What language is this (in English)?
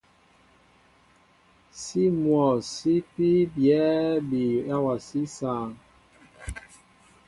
Mbo (Cameroon)